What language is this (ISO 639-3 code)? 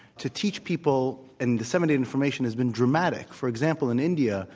eng